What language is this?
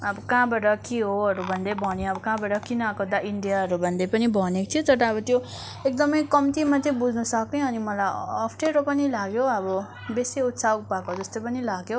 Nepali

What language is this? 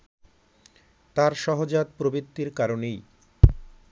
Bangla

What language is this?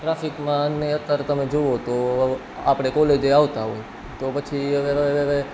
Gujarati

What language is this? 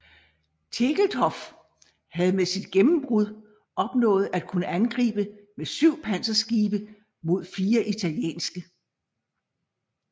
Danish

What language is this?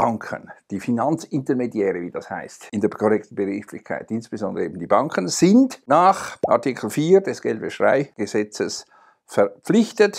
German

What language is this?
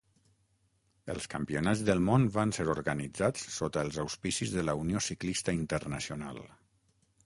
Catalan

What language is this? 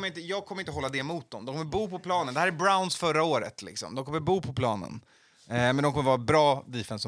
Swedish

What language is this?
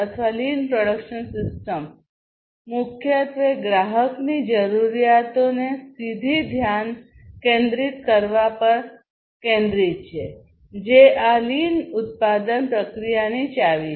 Gujarati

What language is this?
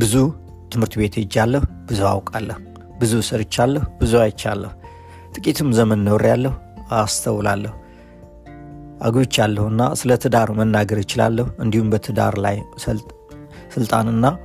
Amharic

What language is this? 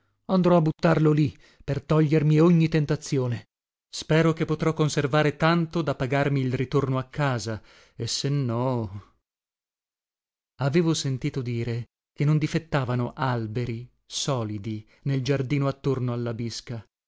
Italian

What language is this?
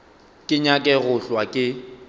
Northern Sotho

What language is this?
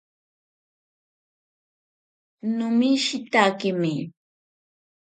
Ashéninka Perené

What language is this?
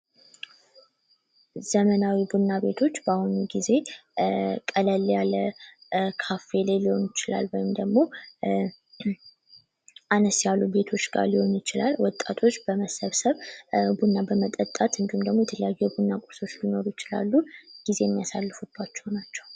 Amharic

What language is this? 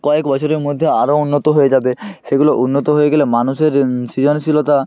Bangla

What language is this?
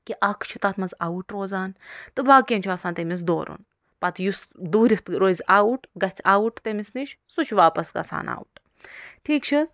Kashmiri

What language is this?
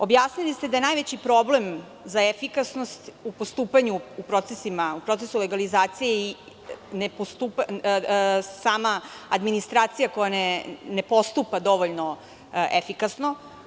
Serbian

